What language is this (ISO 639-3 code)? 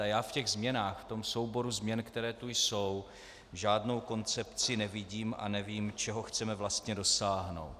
ces